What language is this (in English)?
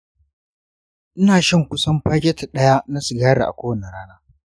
Hausa